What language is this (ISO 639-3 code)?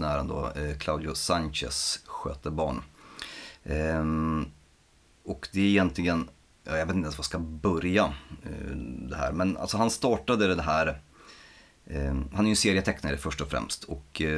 swe